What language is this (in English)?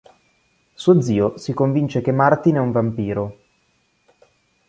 Italian